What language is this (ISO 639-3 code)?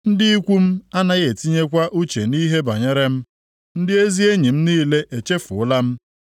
ibo